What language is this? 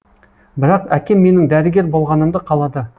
Kazakh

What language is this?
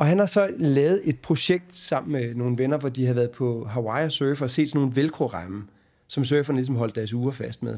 Danish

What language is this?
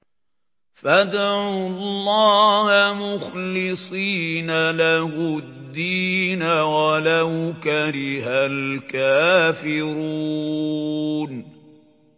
Arabic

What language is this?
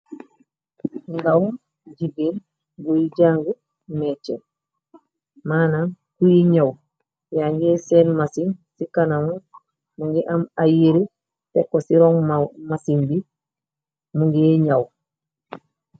Wolof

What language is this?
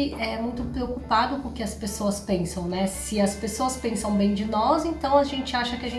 Portuguese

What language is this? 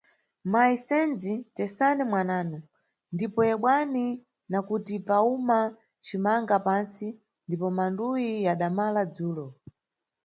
Nyungwe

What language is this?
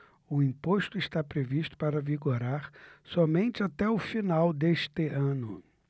Portuguese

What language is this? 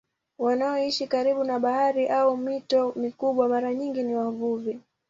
Swahili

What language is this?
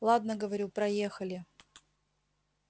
Russian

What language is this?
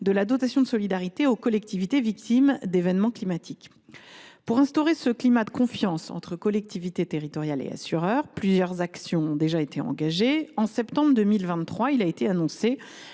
French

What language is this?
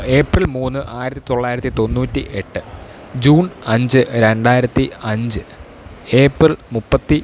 Malayalam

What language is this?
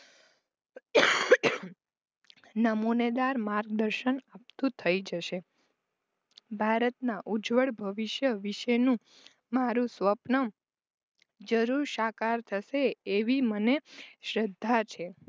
Gujarati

